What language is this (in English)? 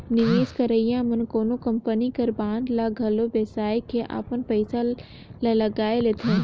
Chhattisgarhi